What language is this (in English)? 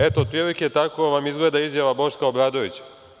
Serbian